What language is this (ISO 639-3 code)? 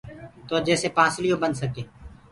ggg